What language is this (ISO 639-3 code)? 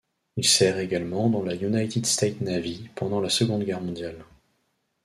fra